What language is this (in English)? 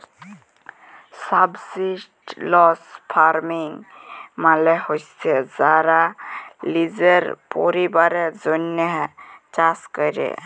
Bangla